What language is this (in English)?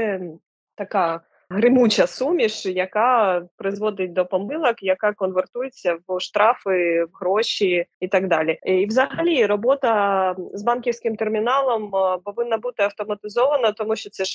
Ukrainian